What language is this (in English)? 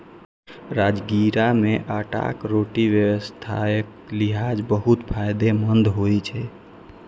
Maithili